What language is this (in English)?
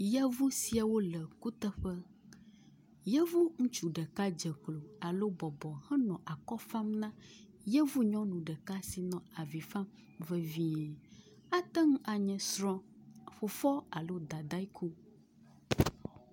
Ewe